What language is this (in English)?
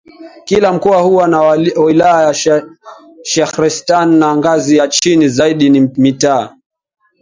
Swahili